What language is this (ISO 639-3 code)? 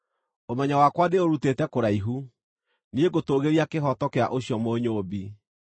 kik